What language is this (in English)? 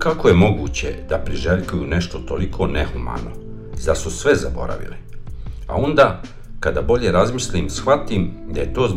Croatian